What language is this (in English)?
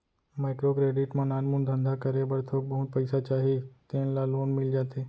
Chhattisgarhi